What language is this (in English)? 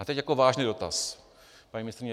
Czech